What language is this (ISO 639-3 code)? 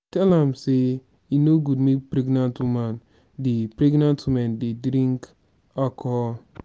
pcm